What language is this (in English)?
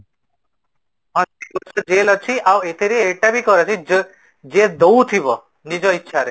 Odia